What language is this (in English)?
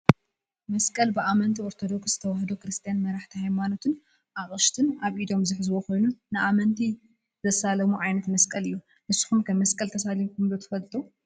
Tigrinya